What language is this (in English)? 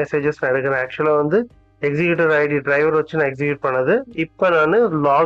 Tamil